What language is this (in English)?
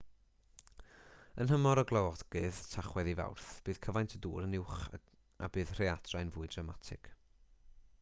Welsh